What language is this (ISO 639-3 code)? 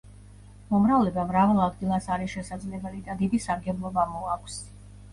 kat